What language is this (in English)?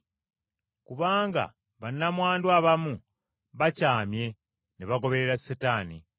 Ganda